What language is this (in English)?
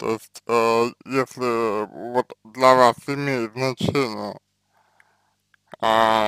Russian